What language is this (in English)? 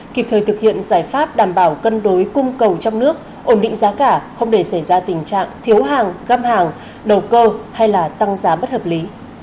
Vietnamese